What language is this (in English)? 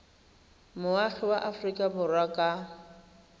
Tswana